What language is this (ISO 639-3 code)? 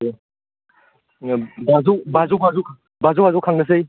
brx